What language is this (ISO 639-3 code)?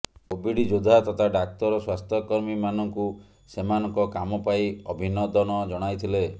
ori